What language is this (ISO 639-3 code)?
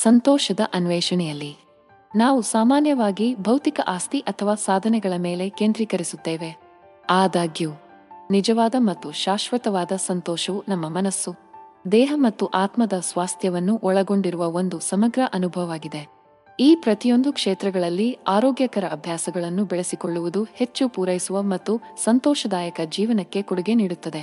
kan